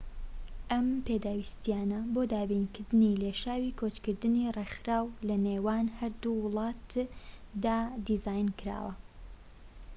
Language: Central Kurdish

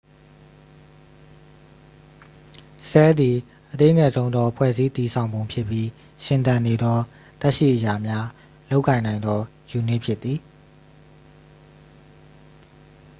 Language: Burmese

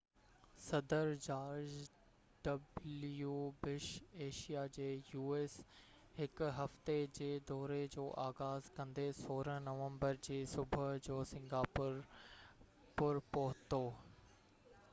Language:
Sindhi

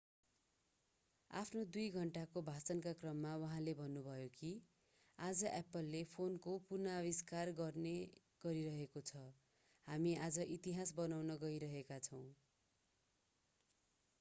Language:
Nepali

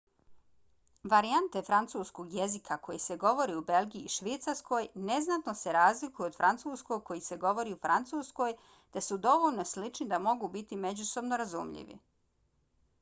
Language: Bosnian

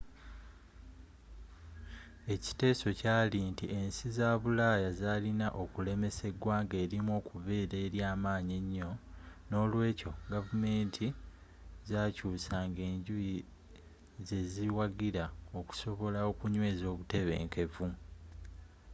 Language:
Ganda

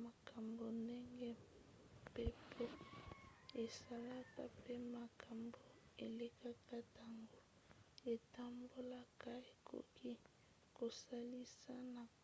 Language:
Lingala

